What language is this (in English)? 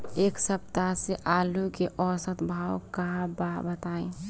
Bhojpuri